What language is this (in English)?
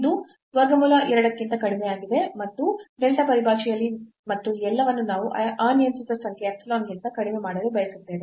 Kannada